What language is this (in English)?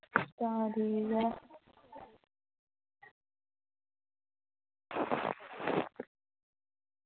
Dogri